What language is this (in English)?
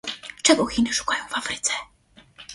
Polish